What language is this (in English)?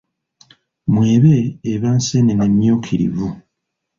Ganda